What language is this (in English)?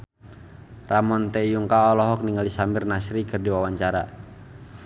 Sundanese